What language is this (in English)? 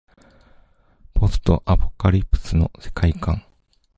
Japanese